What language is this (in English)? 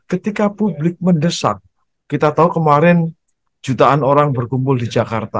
Indonesian